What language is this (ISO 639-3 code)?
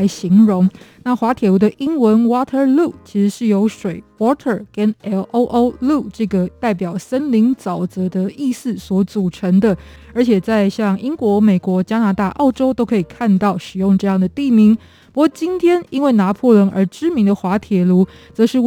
zho